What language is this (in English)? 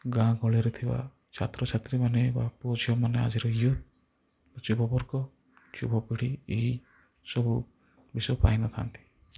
Odia